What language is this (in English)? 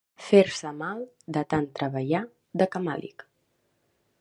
Catalan